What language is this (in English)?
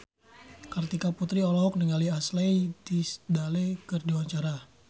Sundanese